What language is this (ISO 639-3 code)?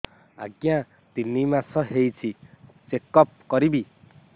ori